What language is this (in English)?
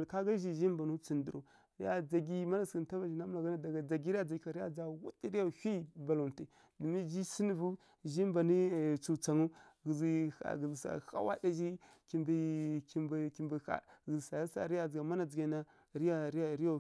Kirya-Konzəl